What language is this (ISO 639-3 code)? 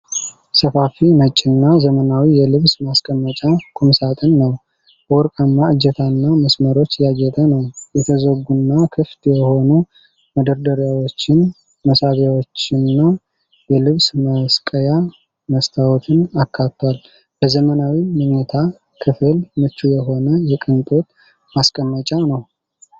amh